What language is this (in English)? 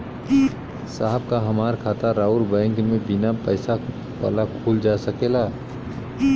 Bhojpuri